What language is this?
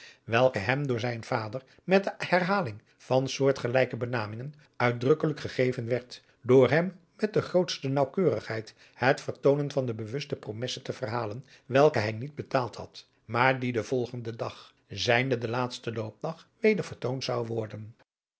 Dutch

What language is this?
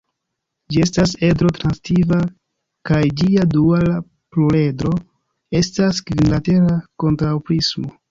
Esperanto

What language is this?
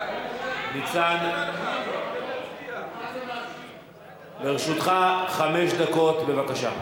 Hebrew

